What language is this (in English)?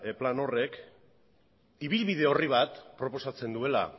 Basque